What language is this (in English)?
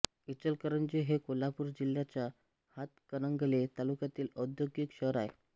Marathi